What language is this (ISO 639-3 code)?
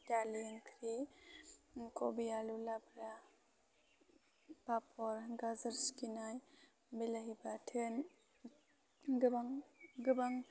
brx